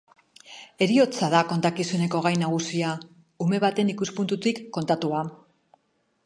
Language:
Basque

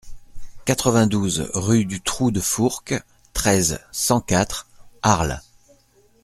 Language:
French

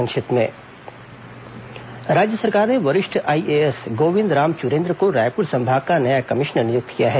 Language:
Hindi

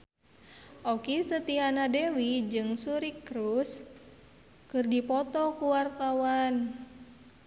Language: Sundanese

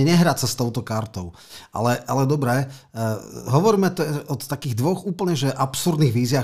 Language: Slovak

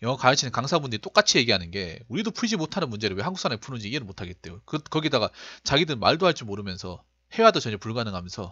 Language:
Korean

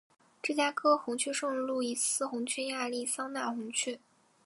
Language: Chinese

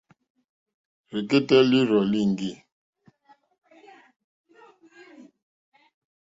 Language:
Mokpwe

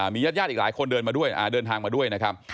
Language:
Thai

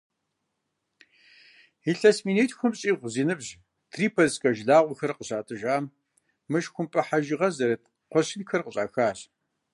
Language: Kabardian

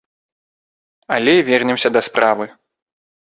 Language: Belarusian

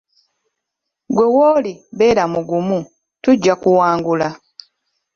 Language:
Ganda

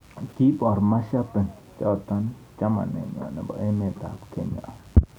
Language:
Kalenjin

